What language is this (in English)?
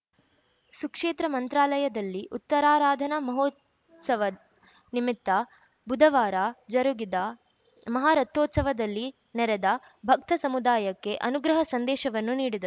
Kannada